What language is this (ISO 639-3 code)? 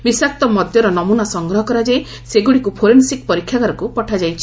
ori